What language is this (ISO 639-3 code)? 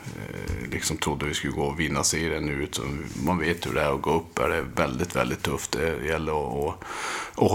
swe